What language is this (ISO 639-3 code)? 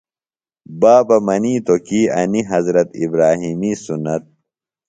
phl